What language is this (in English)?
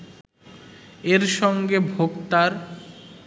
Bangla